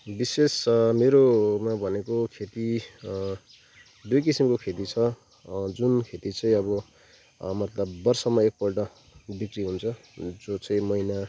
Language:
Nepali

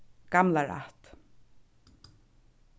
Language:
Faroese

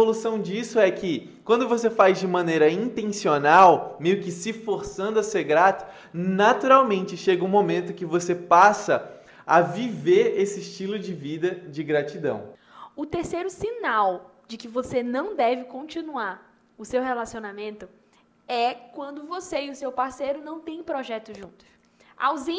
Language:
Portuguese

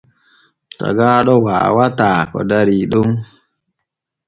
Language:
Borgu Fulfulde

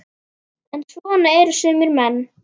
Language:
Icelandic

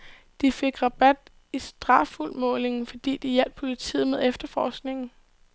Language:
Danish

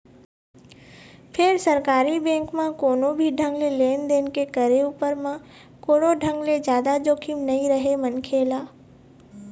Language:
Chhattisgarhi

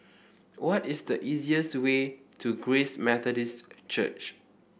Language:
English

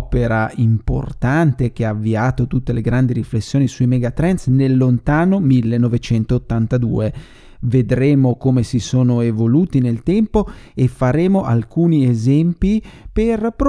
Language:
Italian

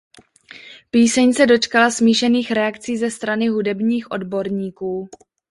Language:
Czech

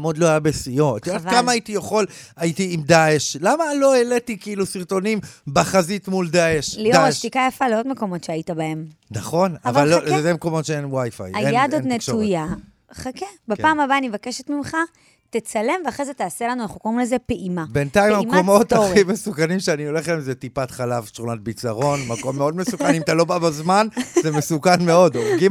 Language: Hebrew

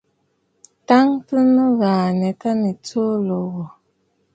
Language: Bafut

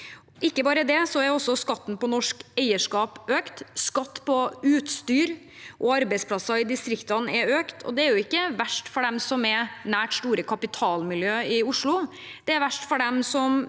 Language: Norwegian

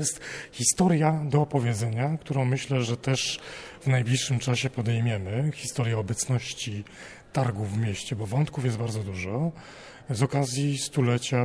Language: Polish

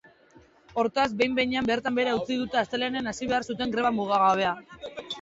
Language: Basque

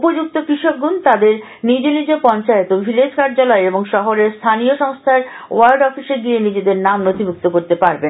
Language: Bangla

